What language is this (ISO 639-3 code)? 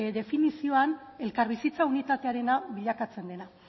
eus